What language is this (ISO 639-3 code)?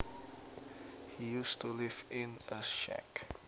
jav